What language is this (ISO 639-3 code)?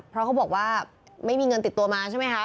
tha